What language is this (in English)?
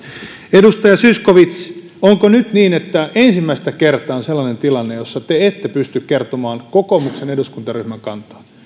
Finnish